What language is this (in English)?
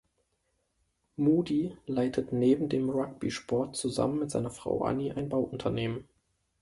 German